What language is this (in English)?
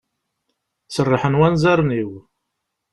Kabyle